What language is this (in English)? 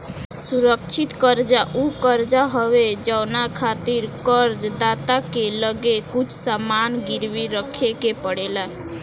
Bhojpuri